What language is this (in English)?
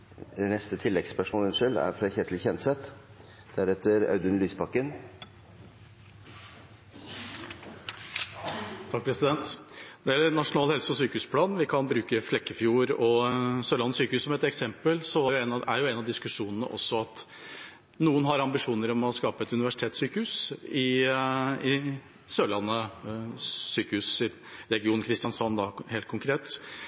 Norwegian